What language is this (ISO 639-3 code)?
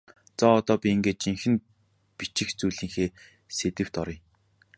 mon